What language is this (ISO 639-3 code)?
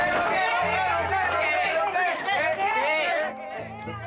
ind